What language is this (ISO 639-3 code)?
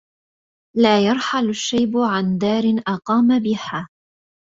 ara